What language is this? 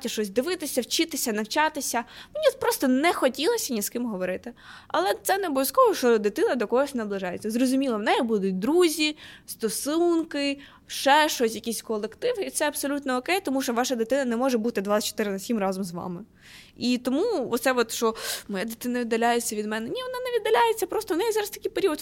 Ukrainian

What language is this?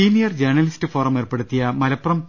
Malayalam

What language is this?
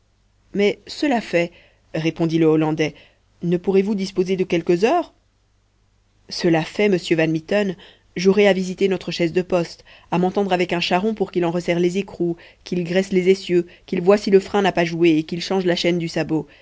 French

